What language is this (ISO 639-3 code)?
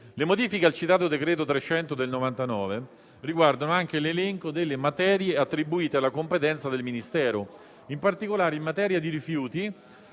ita